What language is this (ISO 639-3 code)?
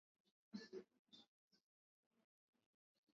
swa